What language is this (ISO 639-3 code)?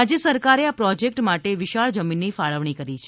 guj